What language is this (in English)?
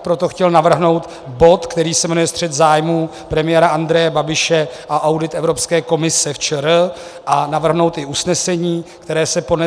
Czech